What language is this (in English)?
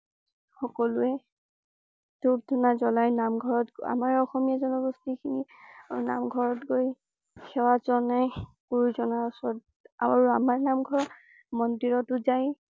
Assamese